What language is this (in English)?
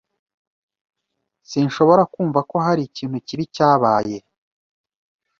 Kinyarwanda